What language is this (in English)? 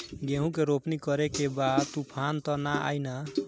Bhojpuri